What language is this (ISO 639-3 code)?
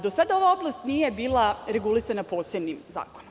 srp